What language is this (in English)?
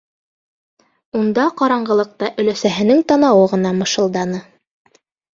Bashkir